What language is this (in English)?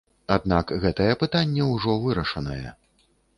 Belarusian